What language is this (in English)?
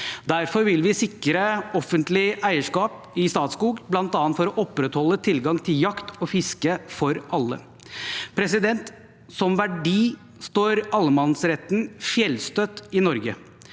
Norwegian